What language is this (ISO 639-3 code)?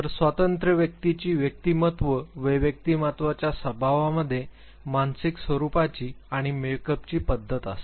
mar